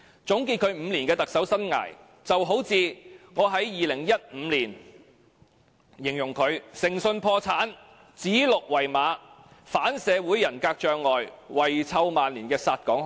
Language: Cantonese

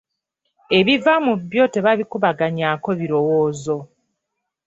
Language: Ganda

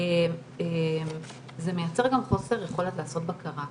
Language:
Hebrew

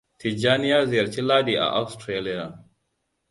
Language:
Hausa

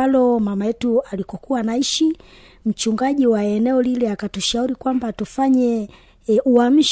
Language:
Swahili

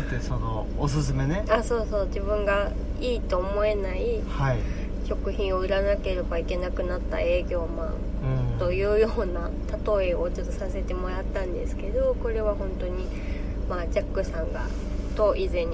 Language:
Japanese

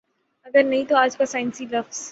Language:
Urdu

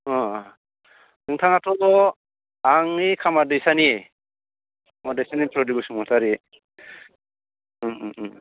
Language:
Bodo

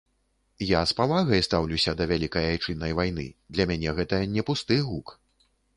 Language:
Belarusian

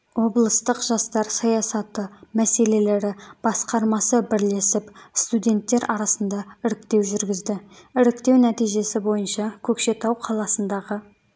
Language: Kazakh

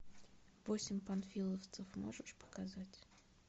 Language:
Russian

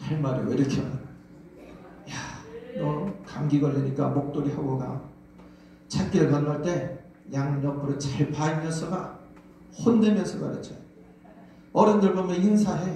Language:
Korean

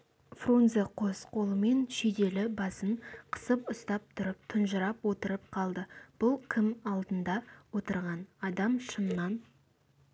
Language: Kazakh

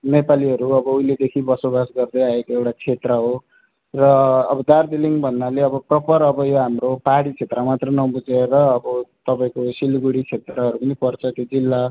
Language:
Nepali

